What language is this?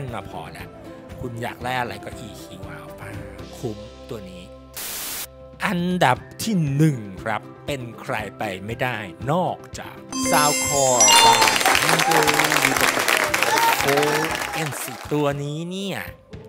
Thai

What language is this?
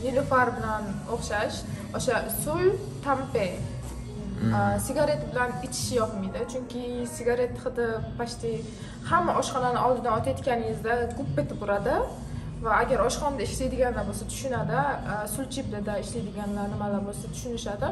Turkish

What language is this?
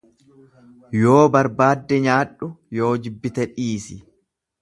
Oromo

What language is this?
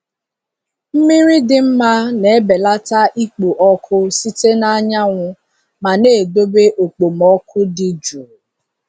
Igbo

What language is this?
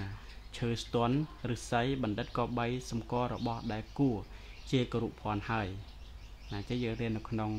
Thai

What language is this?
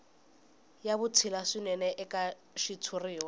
Tsonga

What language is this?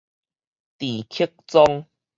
Min Nan Chinese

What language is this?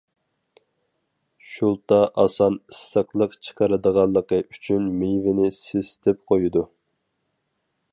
Uyghur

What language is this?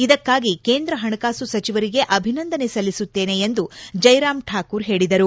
Kannada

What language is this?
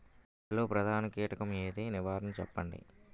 Telugu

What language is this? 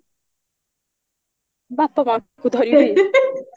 Odia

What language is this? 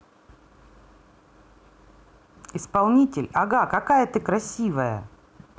Russian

